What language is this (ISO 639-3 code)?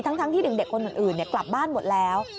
tha